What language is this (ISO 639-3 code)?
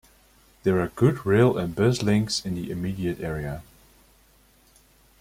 eng